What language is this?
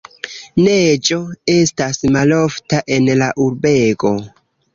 Esperanto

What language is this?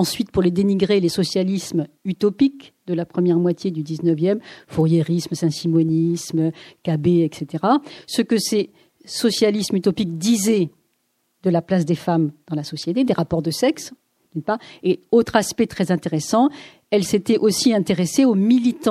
French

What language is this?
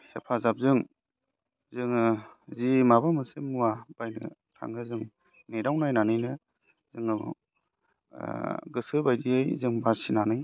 Bodo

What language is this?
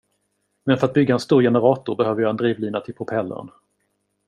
Swedish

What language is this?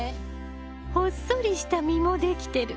Japanese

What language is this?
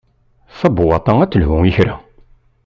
Kabyle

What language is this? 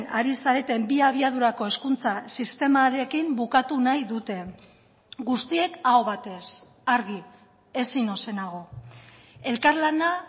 Basque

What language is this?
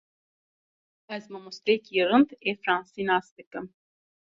Kurdish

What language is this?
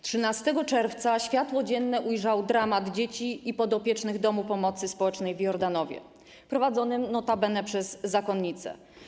Polish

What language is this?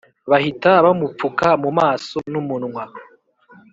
Kinyarwanda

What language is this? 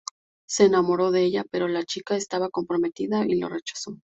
Spanish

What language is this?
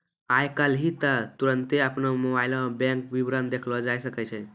Maithili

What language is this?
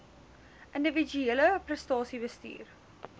Afrikaans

